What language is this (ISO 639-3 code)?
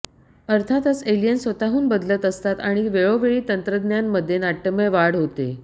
mar